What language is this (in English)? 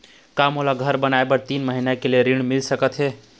Chhattisgarhi